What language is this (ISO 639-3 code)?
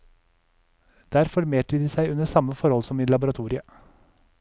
nor